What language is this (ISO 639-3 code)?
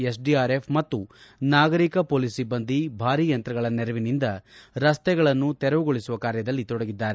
kan